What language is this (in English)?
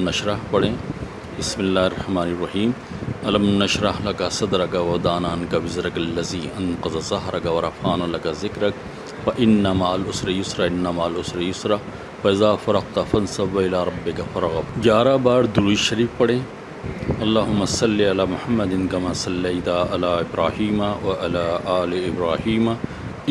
Urdu